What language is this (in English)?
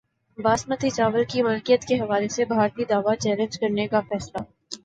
Urdu